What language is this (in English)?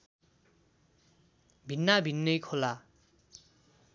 Nepali